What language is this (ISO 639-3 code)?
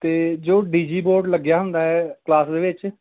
pan